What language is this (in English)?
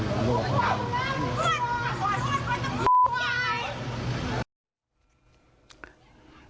Thai